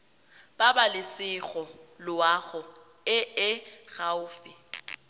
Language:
Tswana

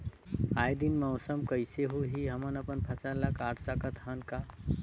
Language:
Chhattisgarhi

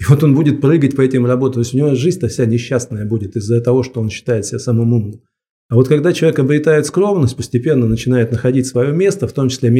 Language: Russian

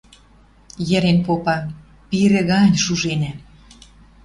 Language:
Western Mari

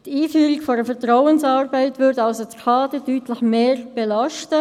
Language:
Swiss German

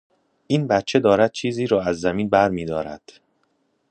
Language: Persian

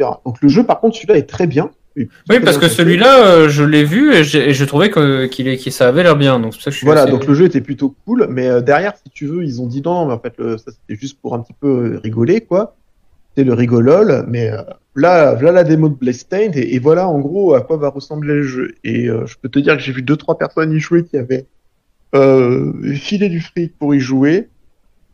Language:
French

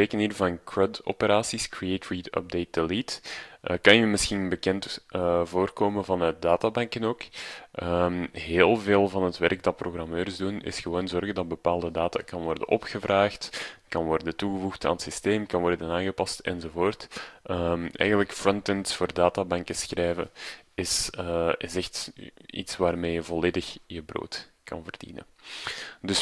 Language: Dutch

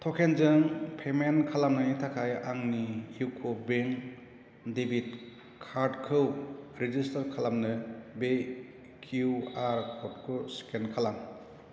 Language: Bodo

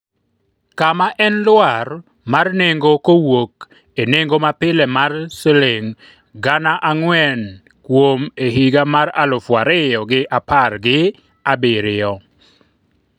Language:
Luo (Kenya and Tanzania)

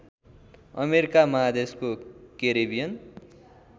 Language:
Nepali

